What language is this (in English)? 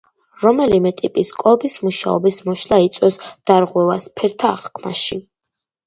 Georgian